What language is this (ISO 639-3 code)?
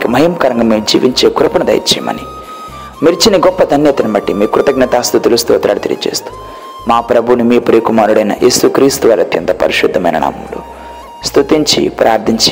tel